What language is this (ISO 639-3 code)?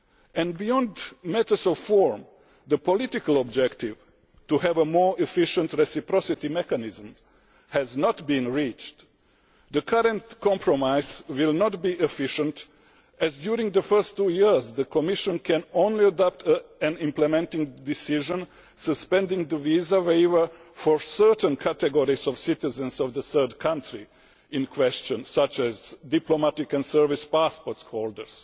eng